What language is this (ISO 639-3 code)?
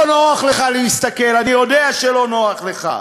heb